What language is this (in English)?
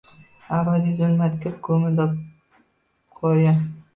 Uzbek